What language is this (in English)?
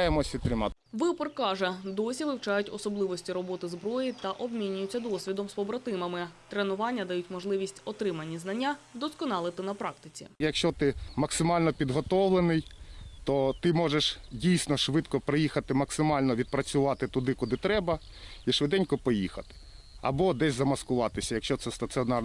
Ukrainian